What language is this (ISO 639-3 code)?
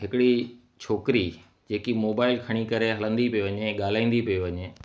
snd